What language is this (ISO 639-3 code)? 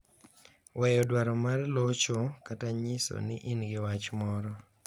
luo